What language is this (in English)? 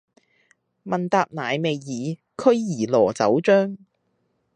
Cantonese